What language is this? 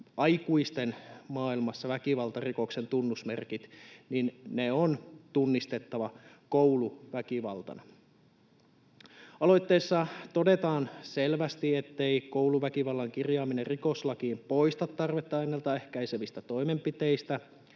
Finnish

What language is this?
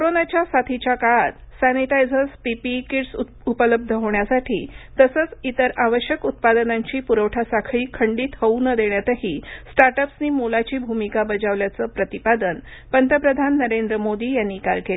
Marathi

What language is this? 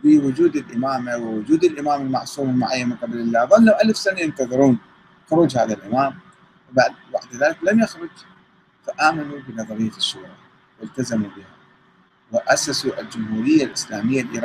Arabic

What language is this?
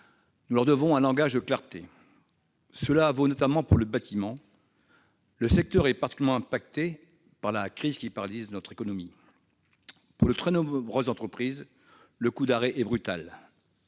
French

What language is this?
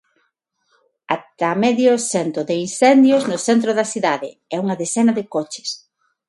Galician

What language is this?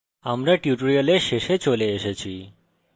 Bangla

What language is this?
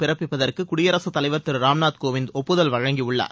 Tamil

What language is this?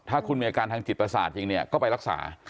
Thai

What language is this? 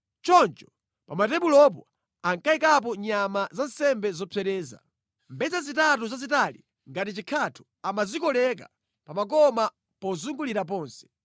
Nyanja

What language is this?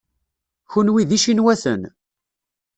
Kabyle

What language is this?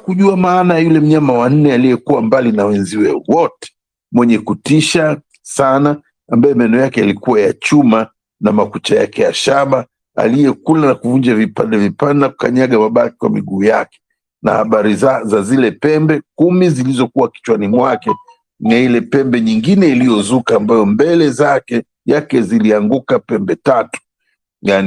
Swahili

